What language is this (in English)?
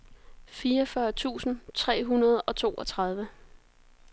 Danish